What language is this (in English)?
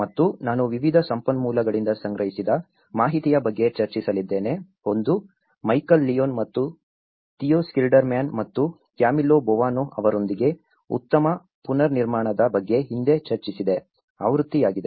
Kannada